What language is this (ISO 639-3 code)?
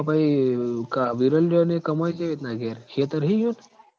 guj